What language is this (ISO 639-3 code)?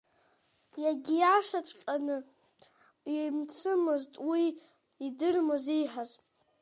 abk